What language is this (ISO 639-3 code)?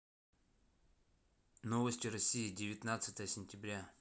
rus